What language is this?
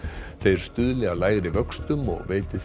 Icelandic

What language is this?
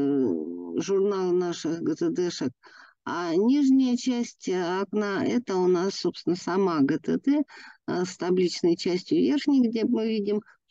Russian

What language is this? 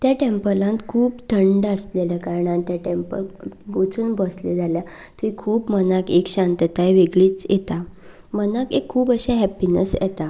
Konkani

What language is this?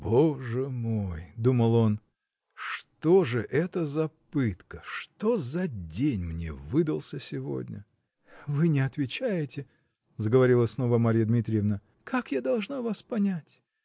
Russian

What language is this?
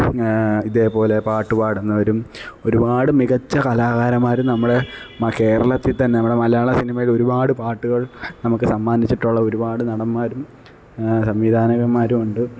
Malayalam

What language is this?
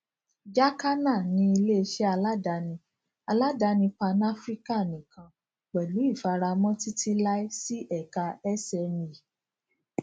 Yoruba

